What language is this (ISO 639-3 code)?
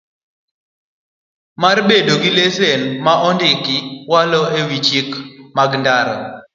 luo